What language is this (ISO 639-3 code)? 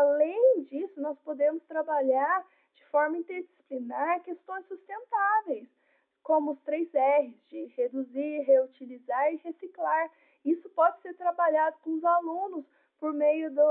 por